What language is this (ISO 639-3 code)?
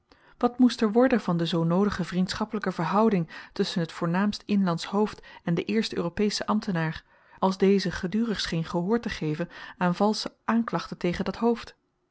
nld